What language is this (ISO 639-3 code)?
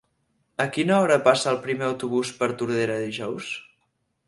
cat